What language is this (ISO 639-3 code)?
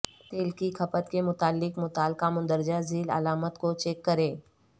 urd